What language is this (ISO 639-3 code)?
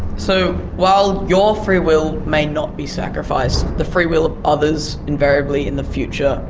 eng